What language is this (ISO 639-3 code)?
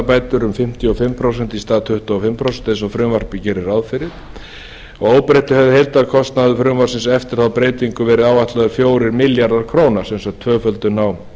isl